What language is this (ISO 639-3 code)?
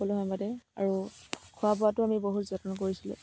asm